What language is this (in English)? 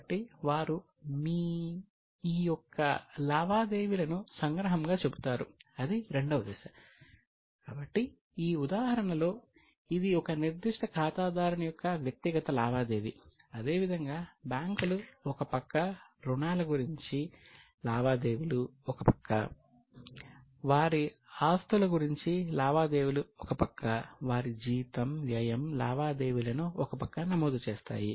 Telugu